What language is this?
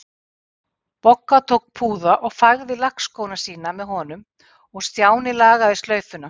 Icelandic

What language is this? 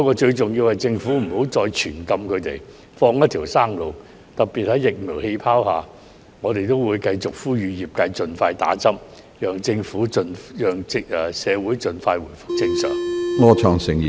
Cantonese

